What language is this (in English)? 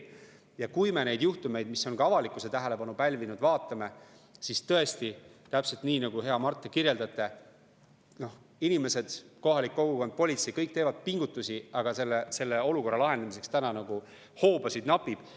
Estonian